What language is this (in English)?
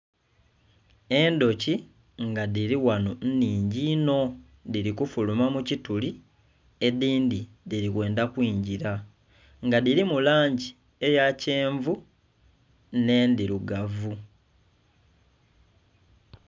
Soga